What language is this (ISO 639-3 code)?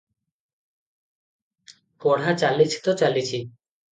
ori